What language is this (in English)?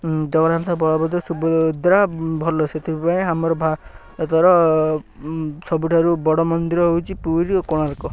Odia